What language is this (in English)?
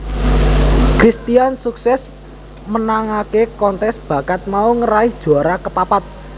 Javanese